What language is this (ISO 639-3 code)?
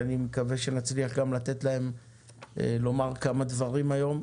heb